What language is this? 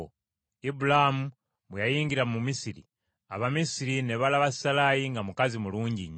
Ganda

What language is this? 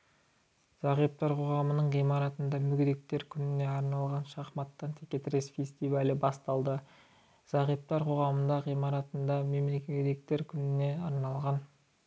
Kazakh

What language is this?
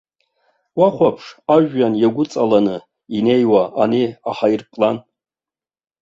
Abkhazian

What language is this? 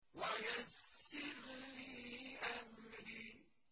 Arabic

